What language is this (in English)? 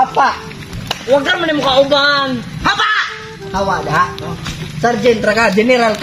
Indonesian